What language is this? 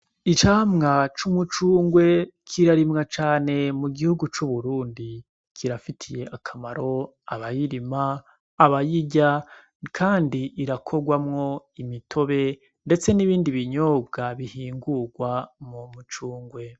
Rundi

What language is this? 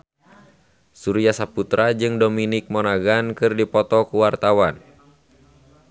Sundanese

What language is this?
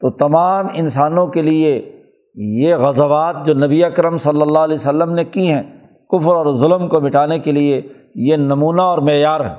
Urdu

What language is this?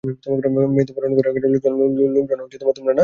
Bangla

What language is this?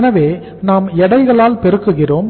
Tamil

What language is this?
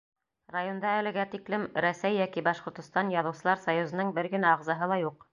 Bashkir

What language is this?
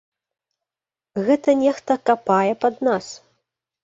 Belarusian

